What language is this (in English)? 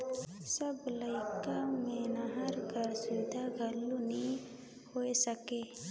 Chhattisgarhi